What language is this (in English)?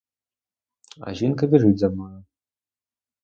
Ukrainian